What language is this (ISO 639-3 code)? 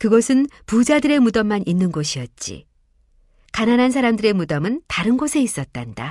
kor